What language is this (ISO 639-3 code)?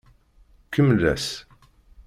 kab